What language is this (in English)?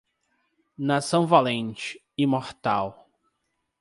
Portuguese